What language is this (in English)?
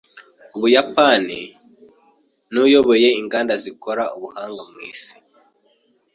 Kinyarwanda